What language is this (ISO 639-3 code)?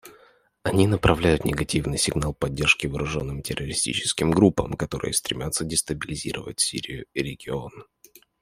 rus